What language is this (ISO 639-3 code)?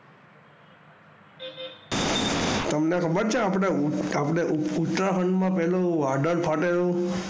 guj